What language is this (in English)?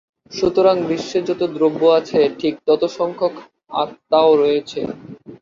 Bangla